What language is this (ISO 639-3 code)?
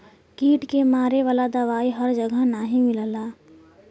bho